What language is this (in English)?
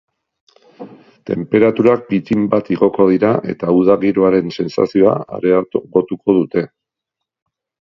Basque